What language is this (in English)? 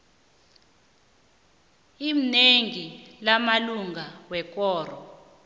South Ndebele